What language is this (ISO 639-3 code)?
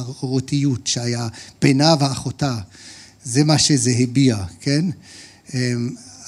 heb